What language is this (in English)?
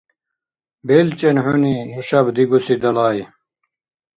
Dargwa